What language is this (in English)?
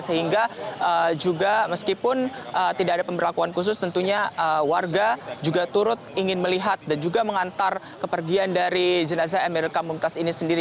Indonesian